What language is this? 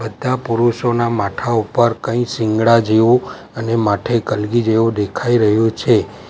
Gujarati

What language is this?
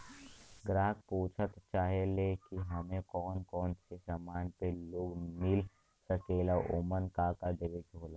Bhojpuri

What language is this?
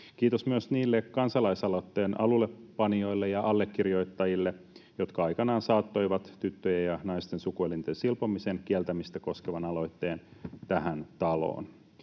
Finnish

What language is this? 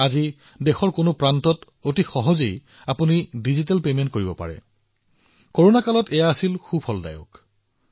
Assamese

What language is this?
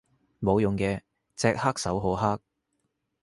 Cantonese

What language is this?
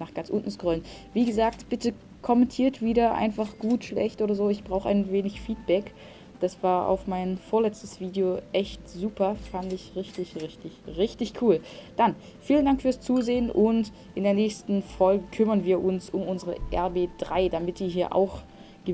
German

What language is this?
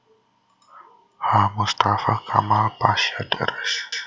Javanese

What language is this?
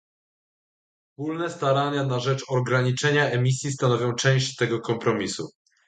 Polish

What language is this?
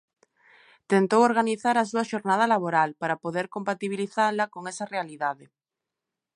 Galician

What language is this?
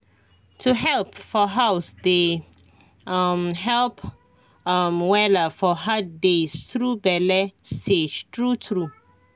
Nigerian Pidgin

